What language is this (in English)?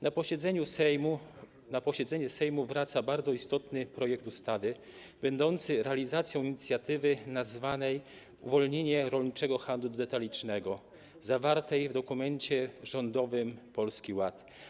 Polish